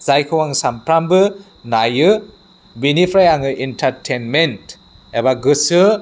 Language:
Bodo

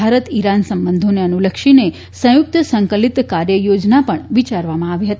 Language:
Gujarati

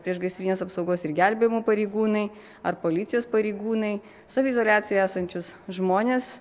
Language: Lithuanian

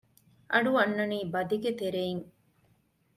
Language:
Divehi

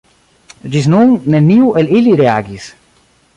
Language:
Esperanto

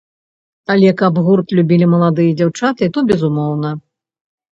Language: Belarusian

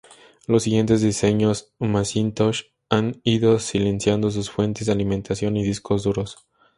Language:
Spanish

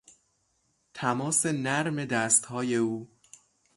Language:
Persian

